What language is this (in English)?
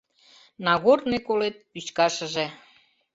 Mari